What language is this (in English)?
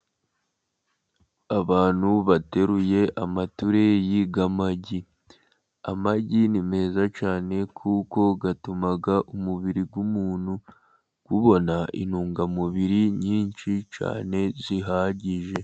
Kinyarwanda